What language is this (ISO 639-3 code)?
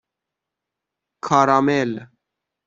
fas